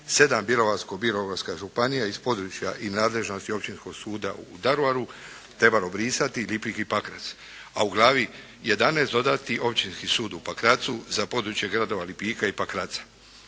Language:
Croatian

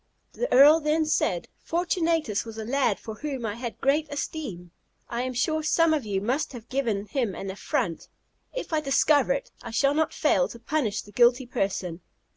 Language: English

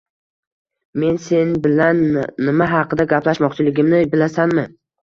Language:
Uzbek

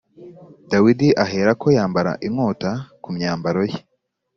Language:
Kinyarwanda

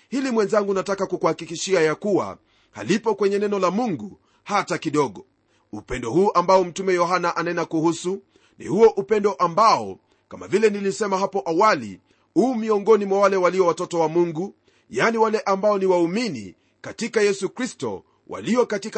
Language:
Swahili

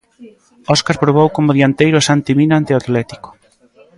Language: Galician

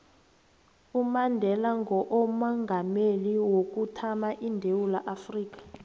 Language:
South Ndebele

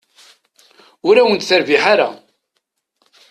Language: Kabyle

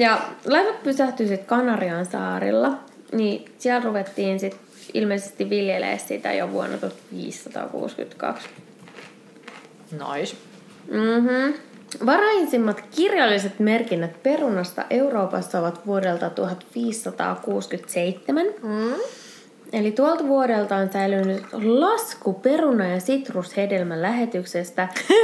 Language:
Finnish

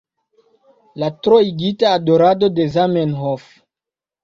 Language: Esperanto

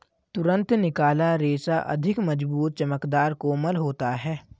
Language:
Hindi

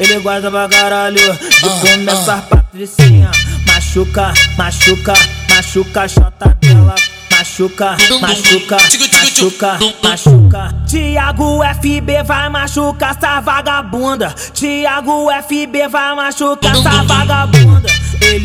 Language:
Portuguese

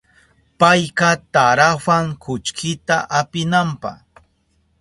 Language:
Southern Pastaza Quechua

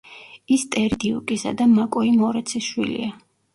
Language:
Georgian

